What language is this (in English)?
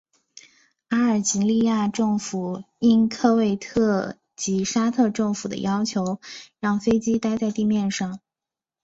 Chinese